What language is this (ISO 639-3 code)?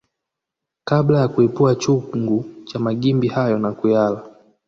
swa